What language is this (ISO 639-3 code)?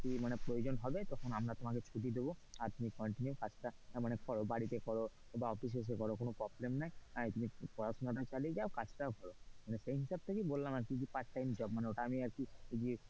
ben